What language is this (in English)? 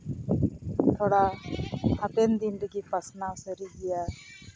Santali